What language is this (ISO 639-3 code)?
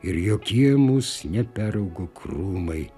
lit